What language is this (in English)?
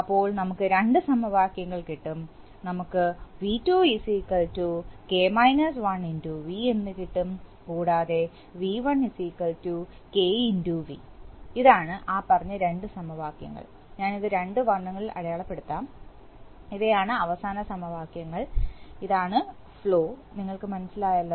Malayalam